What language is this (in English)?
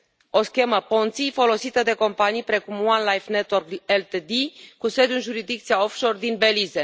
Romanian